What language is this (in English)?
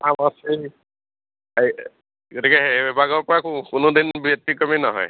Assamese